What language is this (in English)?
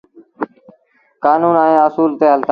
Sindhi Bhil